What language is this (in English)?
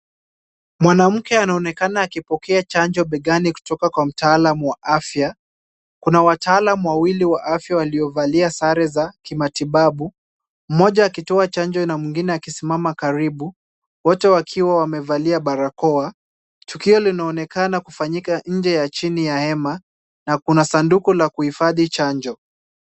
Swahili